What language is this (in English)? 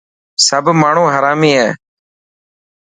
Dhatki